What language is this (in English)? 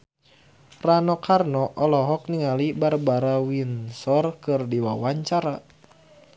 Sundanese